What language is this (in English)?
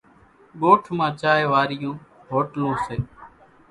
Kachi Koli